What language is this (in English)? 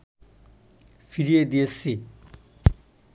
Bangla